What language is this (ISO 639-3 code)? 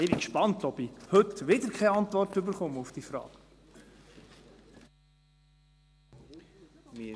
gsw